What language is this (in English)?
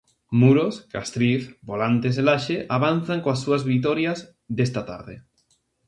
Galician